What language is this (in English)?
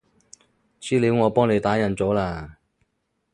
Cantonese